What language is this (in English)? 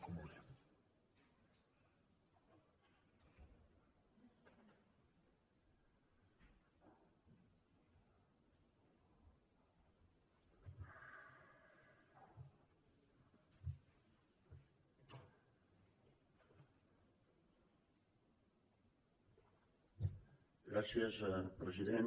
Catalan